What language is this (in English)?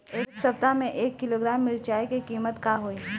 Bhojpuri